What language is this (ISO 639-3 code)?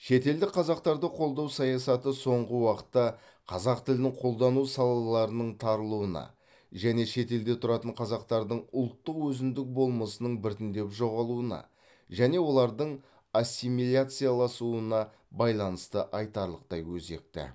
kaz